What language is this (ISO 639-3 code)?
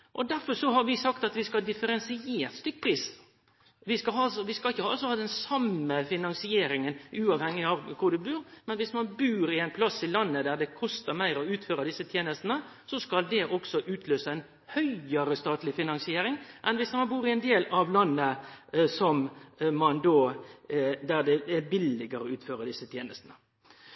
nno